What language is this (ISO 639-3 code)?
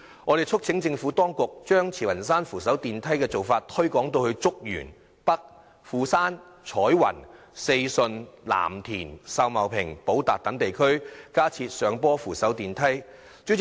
yue